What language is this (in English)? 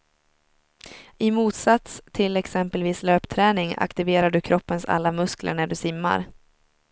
Swedish